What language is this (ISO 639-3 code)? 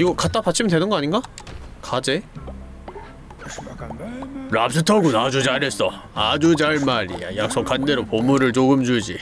kor